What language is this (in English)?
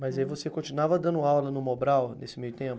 Portuguese